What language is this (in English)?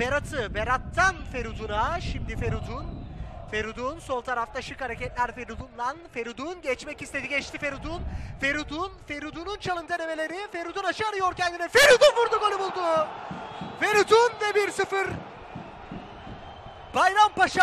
Turkish